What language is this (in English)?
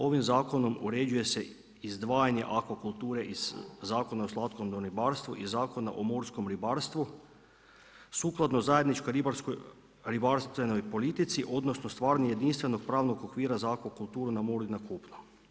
Croatian